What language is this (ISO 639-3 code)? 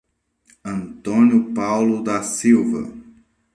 por